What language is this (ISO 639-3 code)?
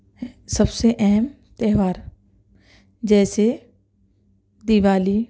urd